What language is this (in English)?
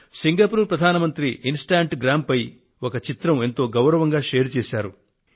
Telugu